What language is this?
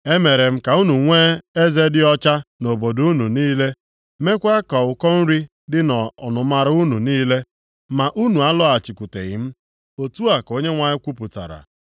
Igbo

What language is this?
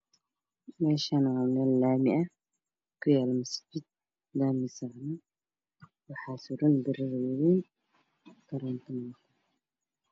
Somali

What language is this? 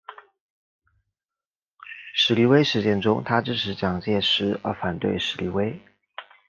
Chinese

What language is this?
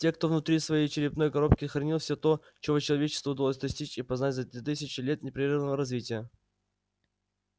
Russian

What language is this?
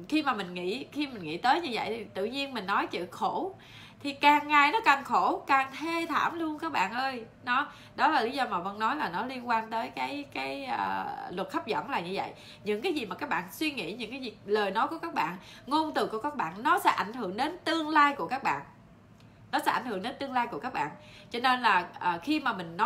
Vietnamese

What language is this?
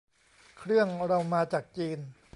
Thai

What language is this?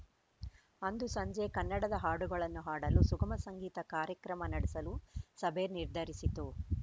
Kannada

